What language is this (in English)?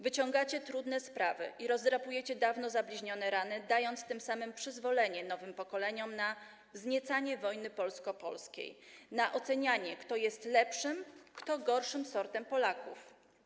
Polish